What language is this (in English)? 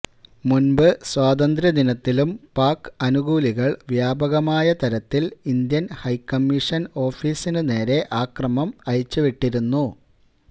Malayalam